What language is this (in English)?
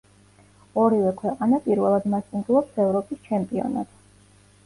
Georgian